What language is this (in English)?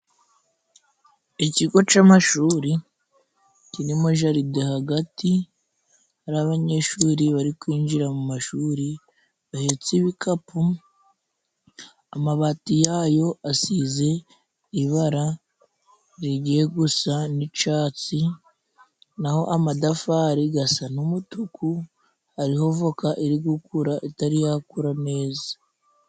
Kinyarwanda